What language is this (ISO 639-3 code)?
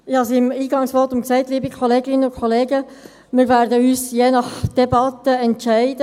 gsw